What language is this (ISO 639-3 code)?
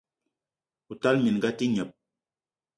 eto